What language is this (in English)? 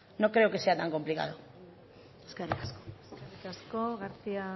Basque